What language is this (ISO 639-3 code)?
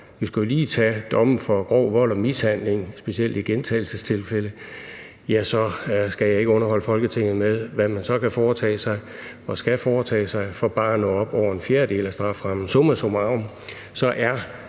dan